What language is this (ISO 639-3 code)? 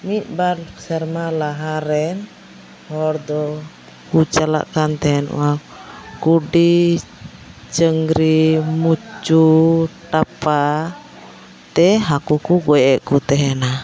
sat